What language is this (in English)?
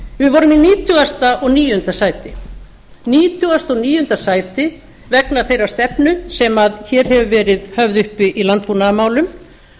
Icelandic